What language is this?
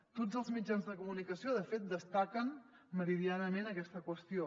Catalan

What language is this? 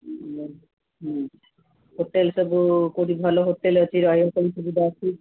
Odia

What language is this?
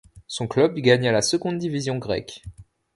French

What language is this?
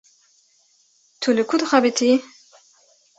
Kurdish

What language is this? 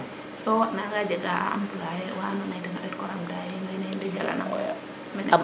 Serer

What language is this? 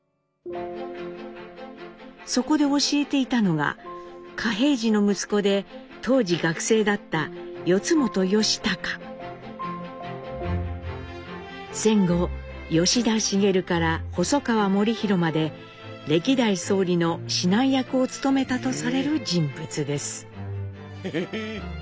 Japanese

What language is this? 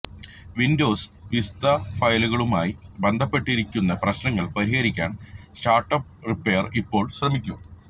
Malayalam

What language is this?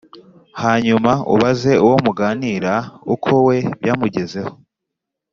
Kinyarwanda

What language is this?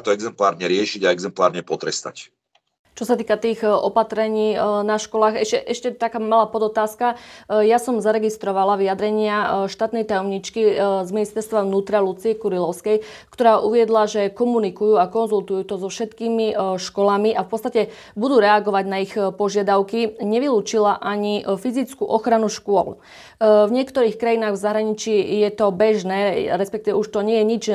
Slovak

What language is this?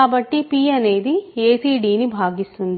Telugu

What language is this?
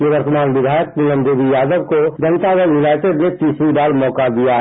Hindi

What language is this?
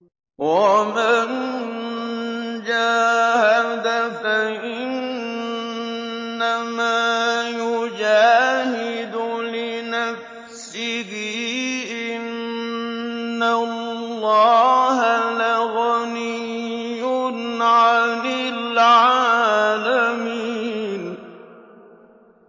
Arabic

